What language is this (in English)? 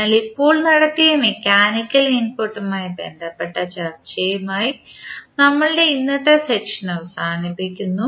Malayalam